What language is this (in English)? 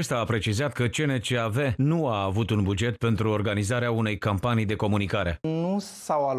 Romanian